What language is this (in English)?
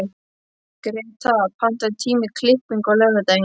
Icelandic